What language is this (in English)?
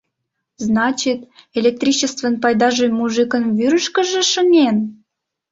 Mari